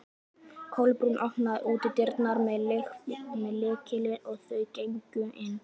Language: Icelandic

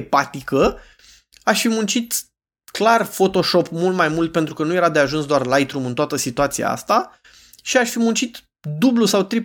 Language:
Romanian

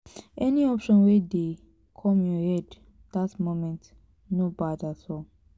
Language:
Nigerian Pidgin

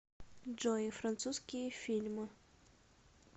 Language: Russian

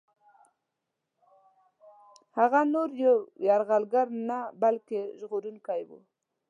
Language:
Pashto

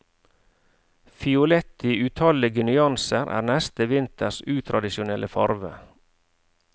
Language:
Norwegian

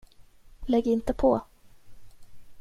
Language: Swedish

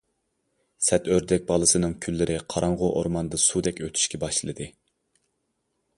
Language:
Uyghur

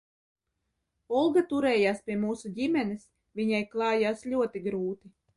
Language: Latvian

